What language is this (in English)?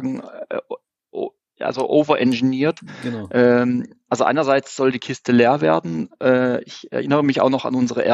German